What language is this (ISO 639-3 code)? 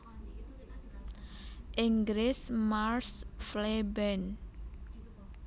jav